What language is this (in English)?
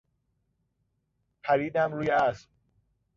Persian